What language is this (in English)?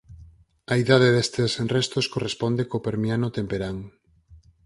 Galician